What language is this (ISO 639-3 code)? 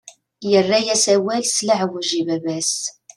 kab